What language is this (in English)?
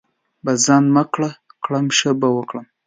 Pashto